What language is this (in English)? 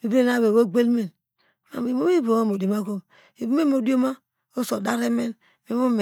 Degema